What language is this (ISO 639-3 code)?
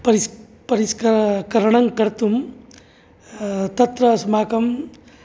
san